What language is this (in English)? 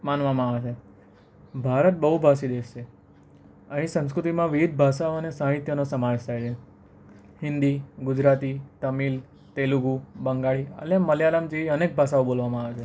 Gujarati